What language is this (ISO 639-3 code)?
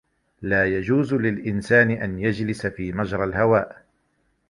ara